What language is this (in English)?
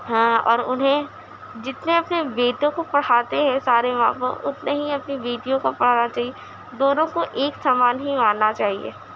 Urdu